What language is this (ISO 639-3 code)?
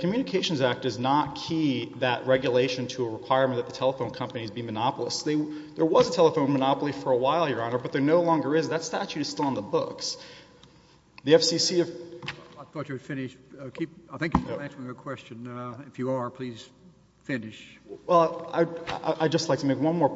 eng